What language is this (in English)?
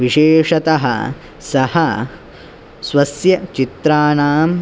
Sanskrit